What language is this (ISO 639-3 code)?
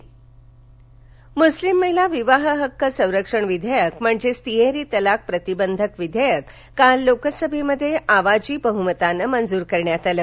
mar